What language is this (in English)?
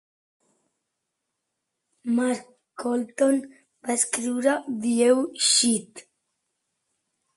Catalan